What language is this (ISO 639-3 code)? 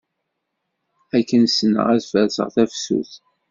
kab